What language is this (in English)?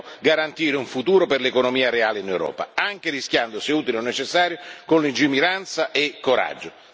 Italian